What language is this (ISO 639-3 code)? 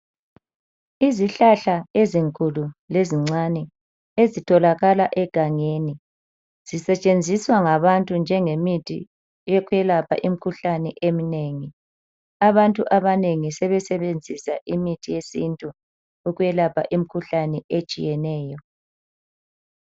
nde